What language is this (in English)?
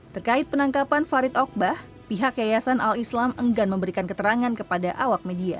Indonesian